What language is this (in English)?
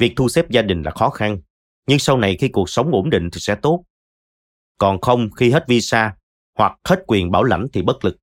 Vietnamese